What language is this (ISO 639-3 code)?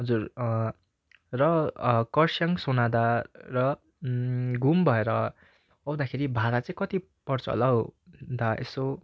nep